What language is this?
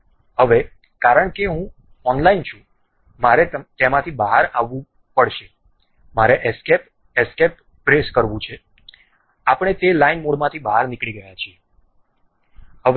Gujarati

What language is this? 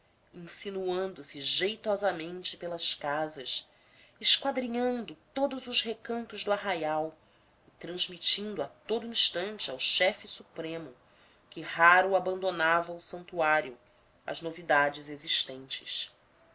Portuguese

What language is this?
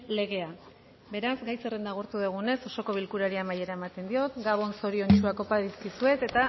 Basque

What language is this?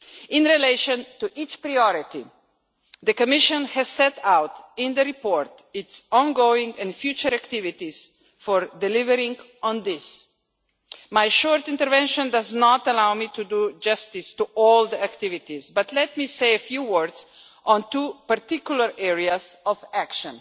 English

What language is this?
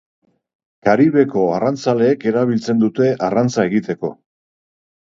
Basque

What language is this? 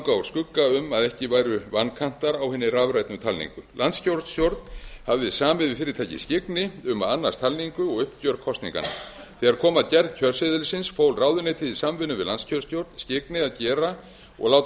Icelandic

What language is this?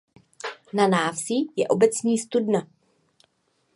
Czech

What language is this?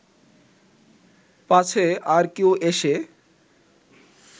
Bangla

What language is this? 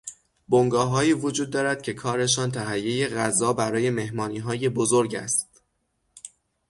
Persian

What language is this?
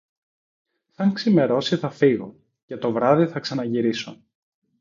Greek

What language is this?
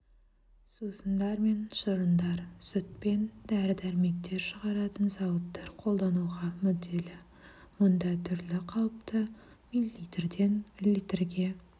Kazakh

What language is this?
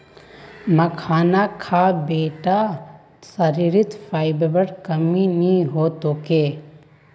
Magahi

